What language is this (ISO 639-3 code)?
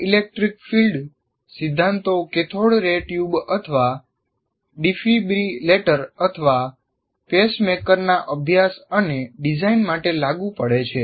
guj